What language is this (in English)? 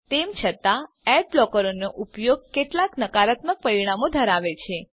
Gujarati